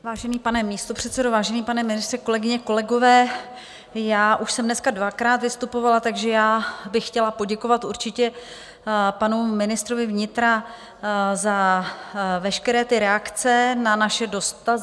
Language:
Czech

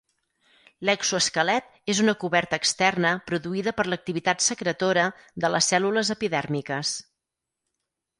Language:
Catalan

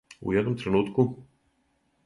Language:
Serbian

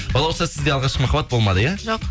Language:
Kazakh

